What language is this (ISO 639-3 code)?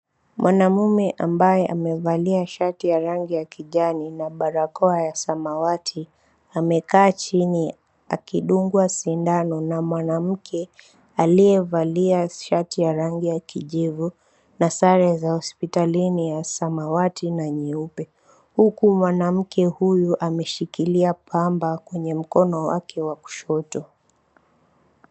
swa